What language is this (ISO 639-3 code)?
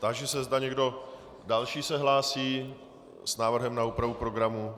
ces